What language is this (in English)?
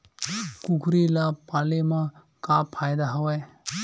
Chhattisgarhi